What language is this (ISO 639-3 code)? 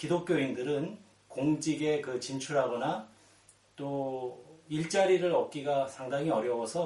kor